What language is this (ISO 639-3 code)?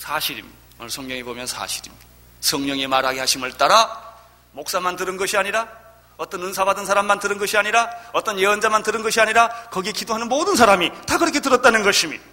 kor